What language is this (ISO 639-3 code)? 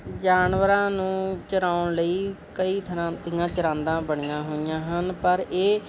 pan